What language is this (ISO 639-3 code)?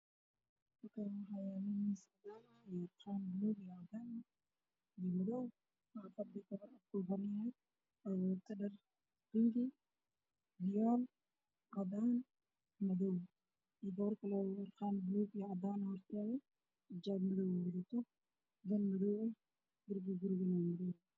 som